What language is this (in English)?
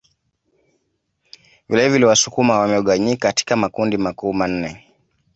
Swahili